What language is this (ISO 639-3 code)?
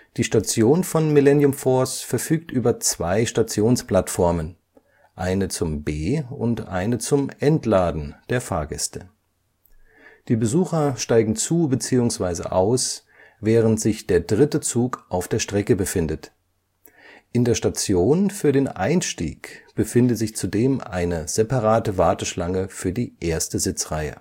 deu